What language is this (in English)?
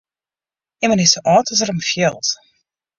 Western Frisian